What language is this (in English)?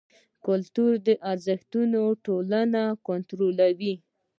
Pashto